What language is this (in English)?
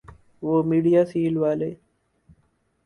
Urdu